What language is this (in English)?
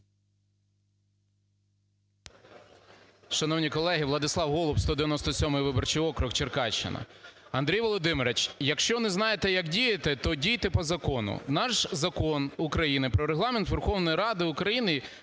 Ukrainian